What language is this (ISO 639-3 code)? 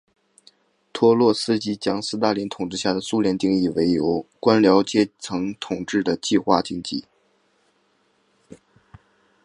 zho